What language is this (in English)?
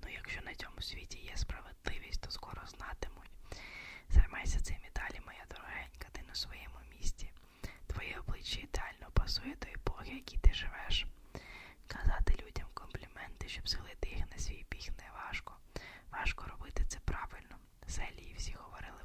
Ukrainian